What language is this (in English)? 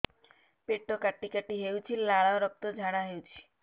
Odia